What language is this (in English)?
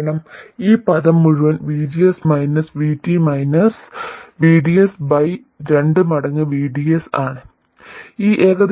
Malayalam